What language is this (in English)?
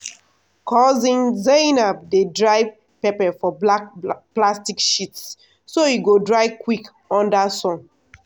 Nigerian Pidgin